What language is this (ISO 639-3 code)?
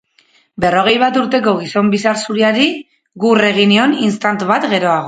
eus